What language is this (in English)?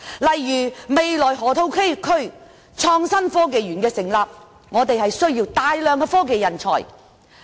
Cantonese